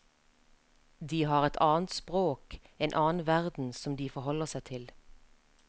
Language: Norwegian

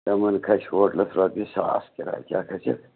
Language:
Kashmiri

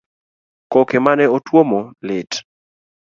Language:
Luo (Kenya and Tanzania)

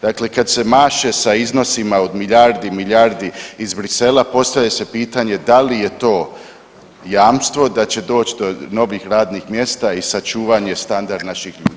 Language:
Croatian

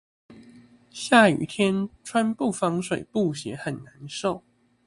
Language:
Chinese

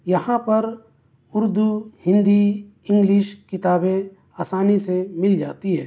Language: Urdu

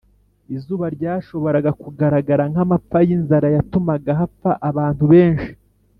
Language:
Kinyarwanda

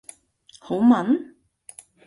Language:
Cantonese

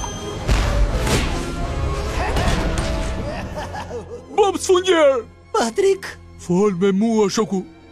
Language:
Romanian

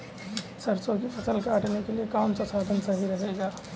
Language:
Hindi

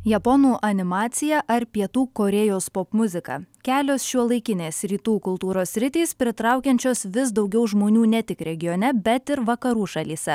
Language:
Lithuanian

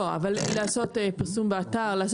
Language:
Hebrew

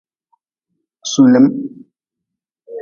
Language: Nawdm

